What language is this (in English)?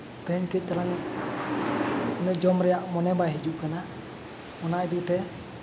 Santali